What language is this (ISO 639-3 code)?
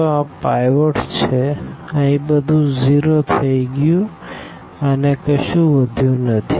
guj